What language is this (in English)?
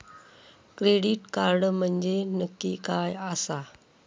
Marathi